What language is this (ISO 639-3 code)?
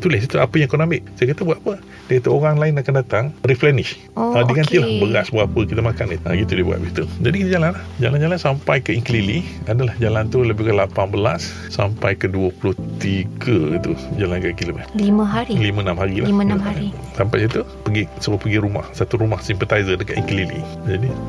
msa